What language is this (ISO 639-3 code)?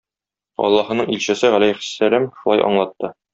tat